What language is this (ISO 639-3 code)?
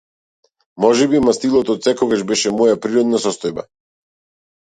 mkd